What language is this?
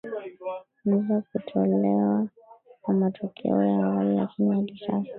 Swahili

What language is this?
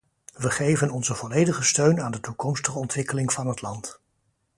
Dutch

